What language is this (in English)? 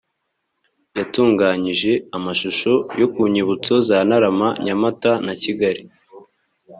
Kinyarwanda